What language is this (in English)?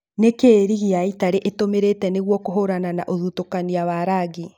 Kikuyu